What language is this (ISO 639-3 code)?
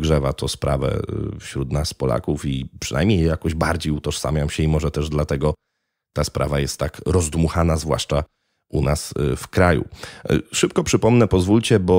pol